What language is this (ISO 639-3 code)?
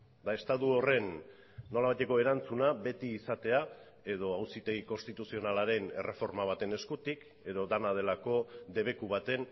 eus